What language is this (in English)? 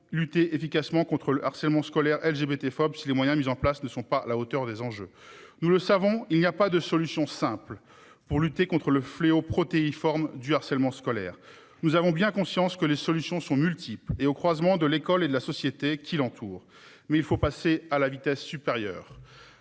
French